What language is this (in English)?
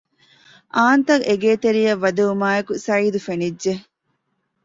Divehi